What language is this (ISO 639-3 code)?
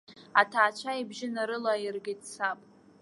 abk